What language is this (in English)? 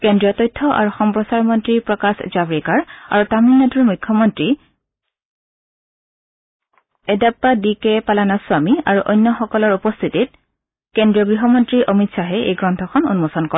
Assamese